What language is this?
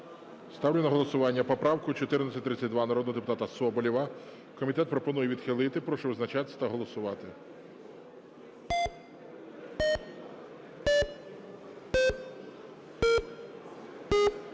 Ukrainian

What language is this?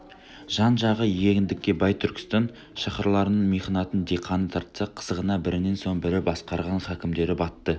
Kazakh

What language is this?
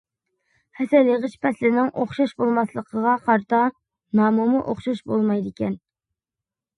Uyghur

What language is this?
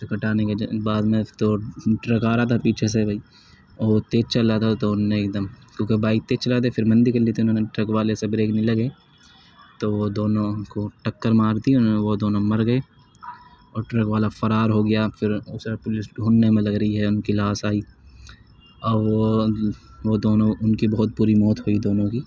Urdu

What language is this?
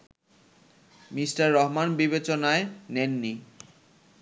Bangla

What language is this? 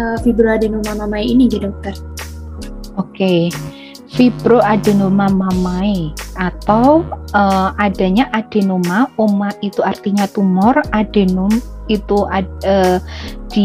Indonesian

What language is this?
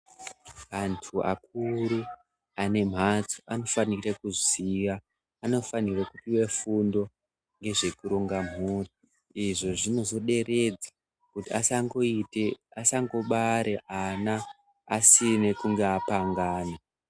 Ndau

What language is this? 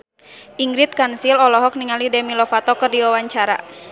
Sundanese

